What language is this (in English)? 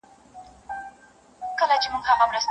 Pashto